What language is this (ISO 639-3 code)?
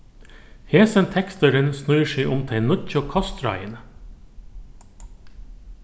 fao